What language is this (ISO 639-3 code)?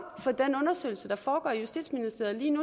dan